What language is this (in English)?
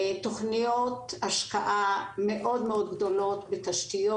Hebrew